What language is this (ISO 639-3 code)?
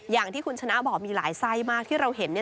tha